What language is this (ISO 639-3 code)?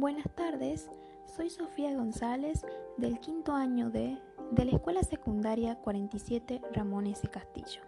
spa